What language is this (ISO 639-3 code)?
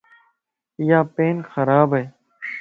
lss